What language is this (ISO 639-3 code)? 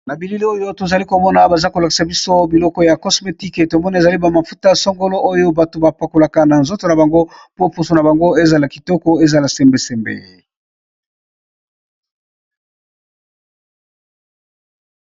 lin